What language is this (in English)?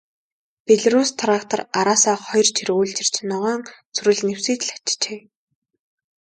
Mongolian